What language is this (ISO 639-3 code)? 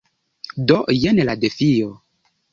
epo